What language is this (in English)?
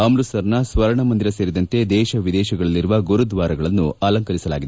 Kannada